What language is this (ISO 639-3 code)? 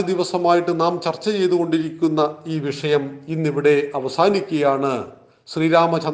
mal